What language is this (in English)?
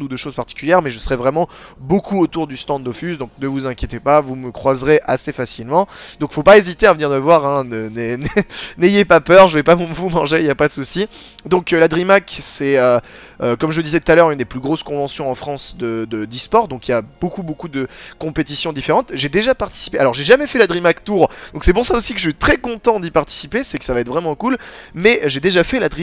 French